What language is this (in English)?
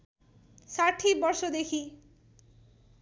Nepali